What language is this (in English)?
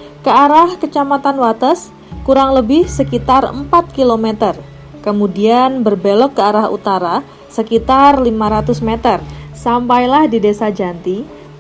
Indonesian